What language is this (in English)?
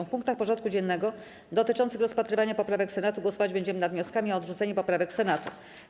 Polish